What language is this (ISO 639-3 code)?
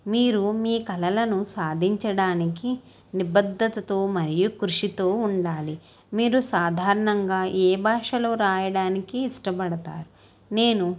tel